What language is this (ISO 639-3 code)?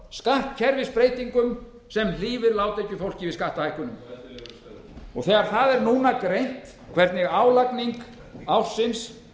isl